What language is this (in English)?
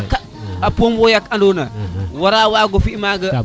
Serer